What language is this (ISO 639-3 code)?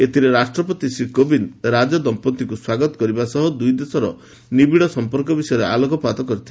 ori